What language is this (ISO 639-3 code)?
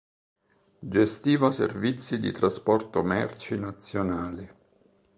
ita